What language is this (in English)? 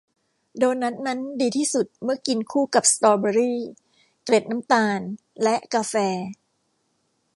Thai